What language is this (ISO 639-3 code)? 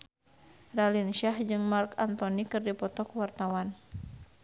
sun